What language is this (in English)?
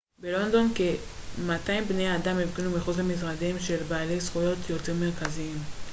Hebrew